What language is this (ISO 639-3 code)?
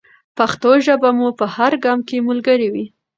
pus